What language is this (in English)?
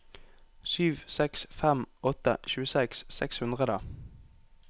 Norwegian